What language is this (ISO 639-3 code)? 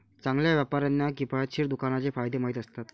mar